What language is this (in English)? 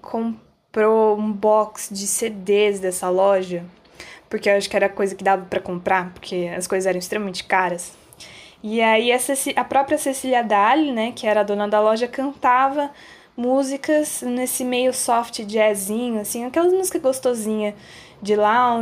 Portuguese